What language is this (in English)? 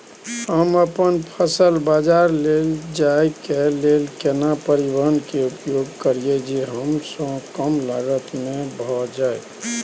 Maithili